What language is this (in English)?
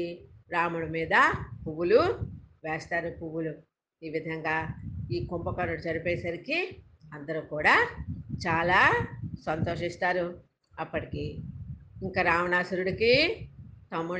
Telugu